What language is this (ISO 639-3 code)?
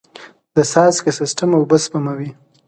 pus